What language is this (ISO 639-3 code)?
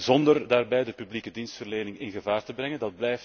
nld